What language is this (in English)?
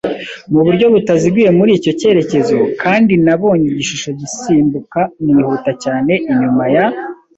Kinyarwanda